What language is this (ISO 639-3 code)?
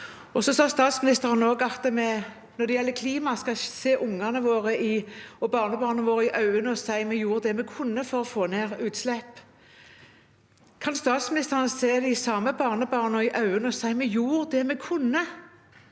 nor